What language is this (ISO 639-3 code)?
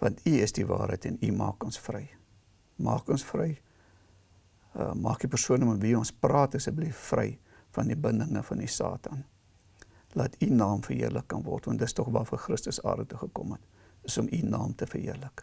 nld